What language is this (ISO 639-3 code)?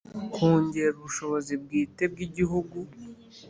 kin